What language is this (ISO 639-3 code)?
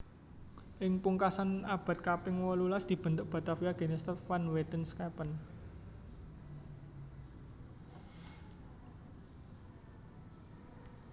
jav